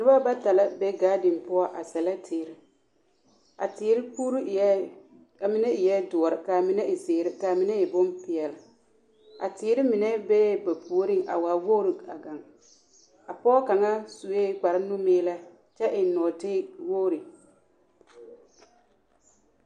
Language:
Southern Dagaare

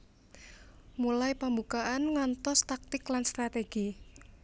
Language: Javanese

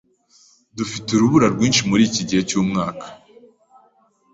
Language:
Kinyarwanda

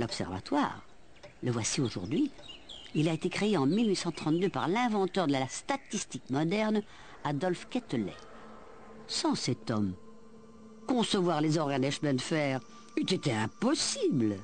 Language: French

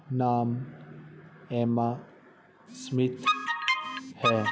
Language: Punjabi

